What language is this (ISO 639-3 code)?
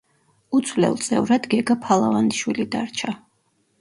kat